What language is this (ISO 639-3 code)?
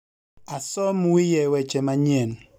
luo